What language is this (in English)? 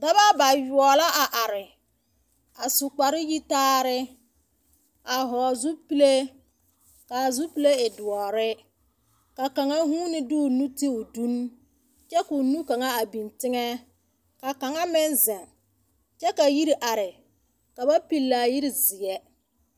Southern Dagaare